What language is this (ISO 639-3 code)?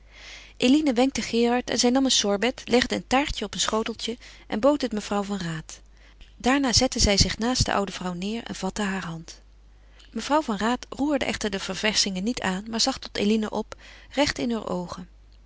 nld